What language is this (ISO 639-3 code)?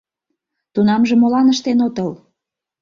chm